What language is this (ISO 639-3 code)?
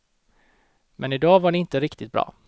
swe